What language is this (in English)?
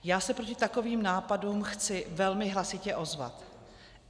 Czech